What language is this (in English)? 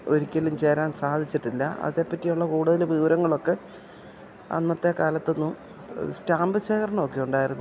Malayalam